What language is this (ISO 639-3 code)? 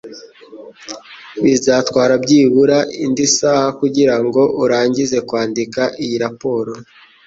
kin